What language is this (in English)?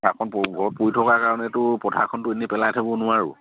Assamese